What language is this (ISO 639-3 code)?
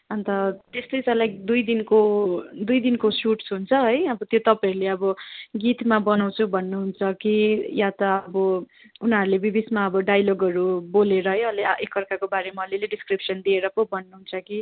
nep